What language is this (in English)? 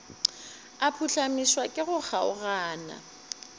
Northern Sotho